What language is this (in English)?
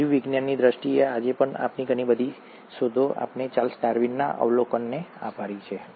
Gujarati